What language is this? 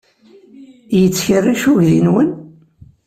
Kabyle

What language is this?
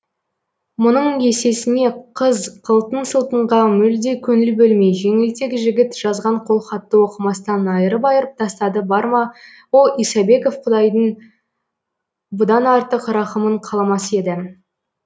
Kazakh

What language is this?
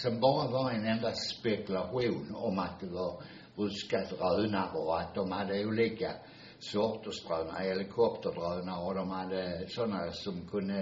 Swedish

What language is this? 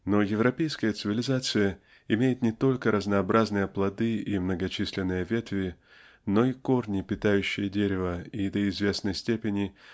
Russian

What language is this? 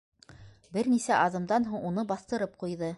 Bashkir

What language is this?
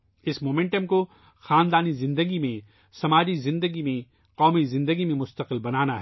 Urdu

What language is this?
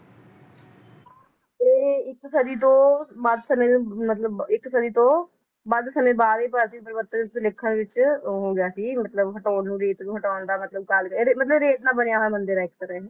Punjabi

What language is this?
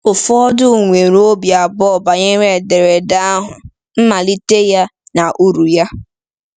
Igbo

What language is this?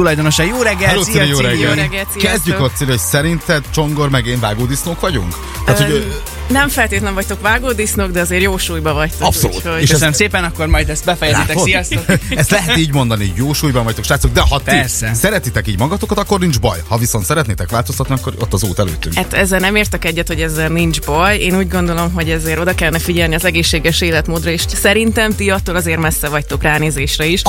Hungarian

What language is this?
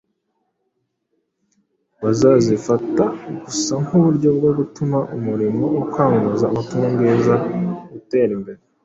Kinyarwanda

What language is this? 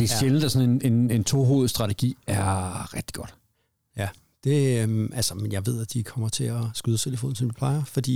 Danish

